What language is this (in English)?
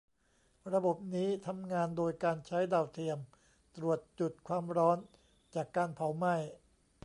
Thai